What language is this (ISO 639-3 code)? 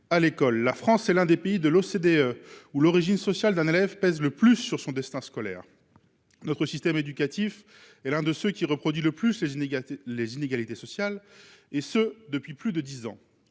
fra